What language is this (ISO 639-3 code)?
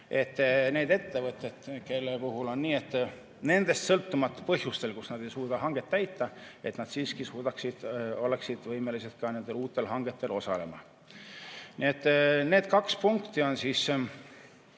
est